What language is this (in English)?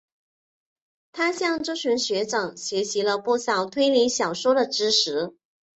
Chinese